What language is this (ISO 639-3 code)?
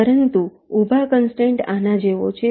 guj